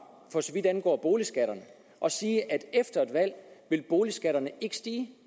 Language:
Danish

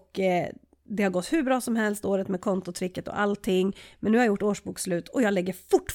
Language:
Swedish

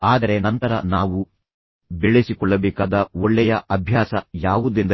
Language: Kannada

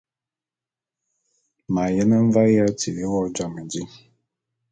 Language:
Bulu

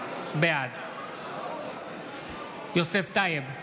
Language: Hebrew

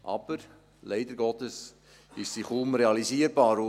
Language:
Swiss German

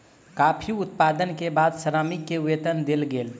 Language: Maithili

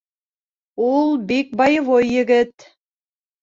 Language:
Bashkir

